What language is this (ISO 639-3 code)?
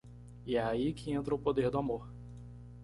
por